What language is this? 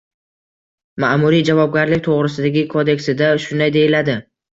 Uzbek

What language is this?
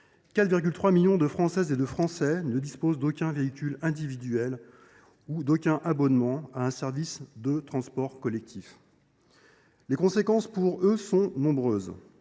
French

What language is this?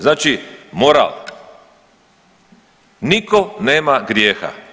Croatian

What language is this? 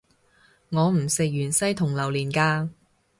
Cantonese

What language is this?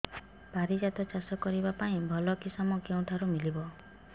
Odia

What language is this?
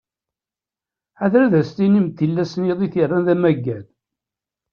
Kabyle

